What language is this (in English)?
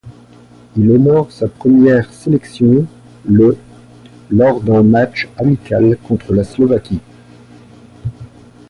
French